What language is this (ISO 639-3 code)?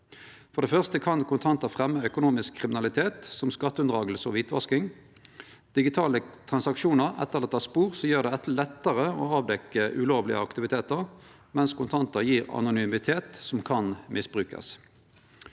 nor